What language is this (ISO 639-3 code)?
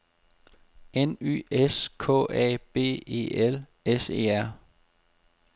dan